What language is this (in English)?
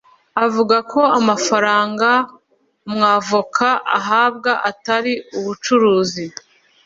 Kinyarwanda